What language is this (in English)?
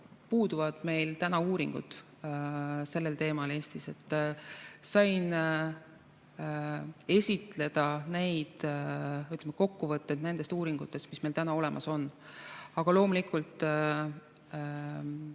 Estonian